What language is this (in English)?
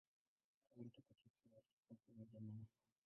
Swahili